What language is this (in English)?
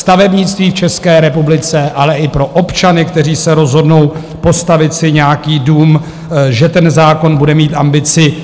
Czech